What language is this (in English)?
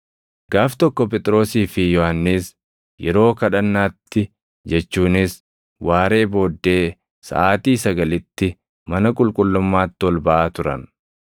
Oromo